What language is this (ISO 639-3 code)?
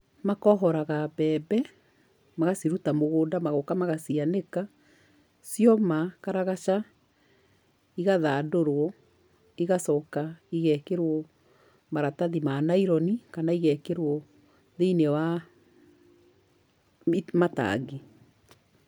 kik